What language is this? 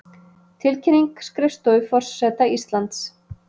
Icelandic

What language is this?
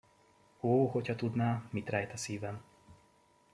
Hungarian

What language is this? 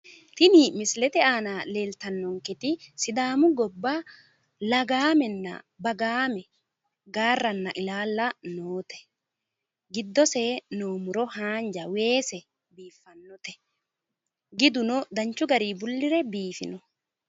Sidamo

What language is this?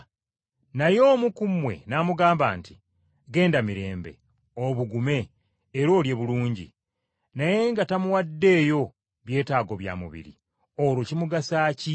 Ganda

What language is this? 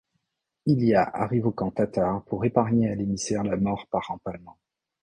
French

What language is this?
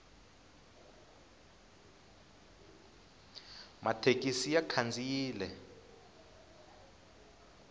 Tsonga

